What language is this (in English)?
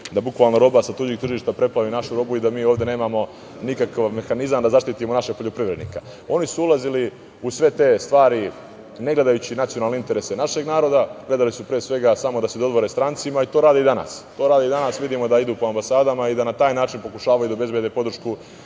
Serbian